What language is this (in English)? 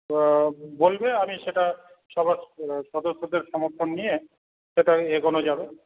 Bangla